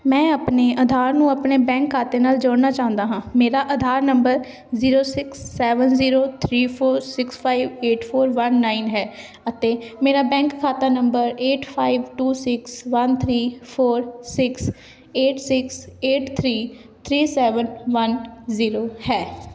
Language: Punjabi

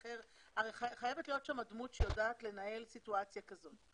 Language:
Hebrew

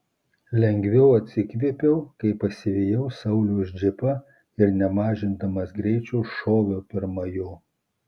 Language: Lithuanian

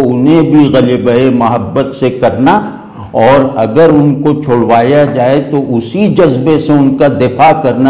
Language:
Hindi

